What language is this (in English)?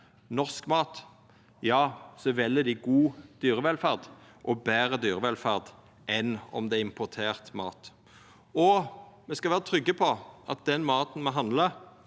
Norwegian